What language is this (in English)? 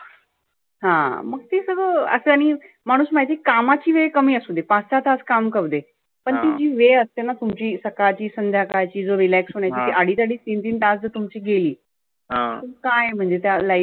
Marathi